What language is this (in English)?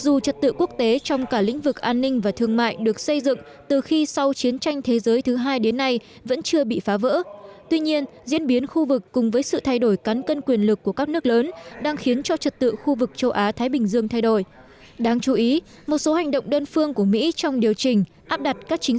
Vietnamese